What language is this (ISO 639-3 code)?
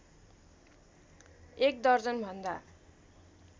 nep